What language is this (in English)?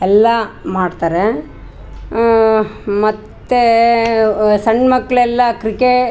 Kannada